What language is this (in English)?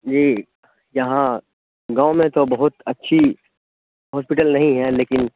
Urdu